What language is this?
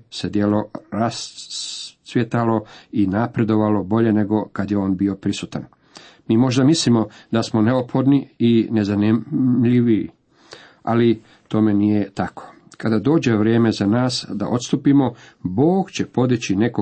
Croatian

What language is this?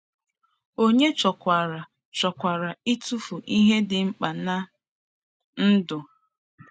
Igbo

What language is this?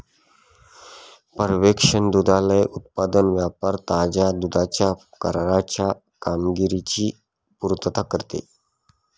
Marathi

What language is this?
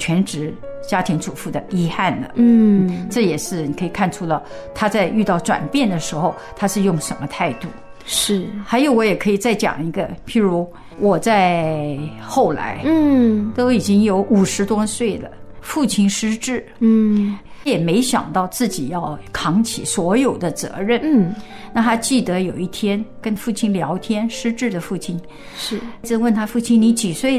Chinese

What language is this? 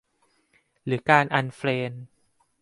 Thai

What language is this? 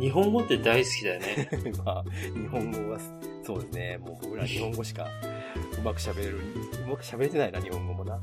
Japanese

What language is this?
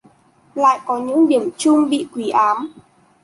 Vietnamese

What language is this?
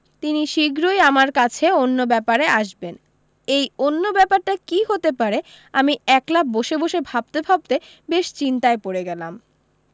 Bangla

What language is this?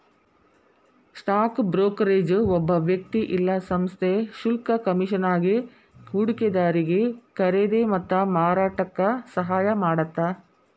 Kannada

